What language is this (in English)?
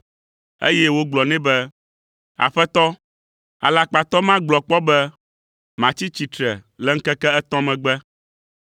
Ewe